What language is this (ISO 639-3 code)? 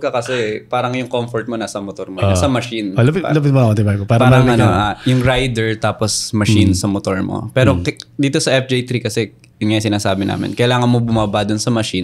fil